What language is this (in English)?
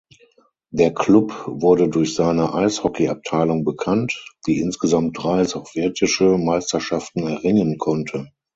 German